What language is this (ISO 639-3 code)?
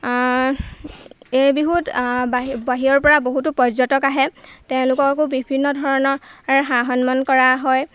asm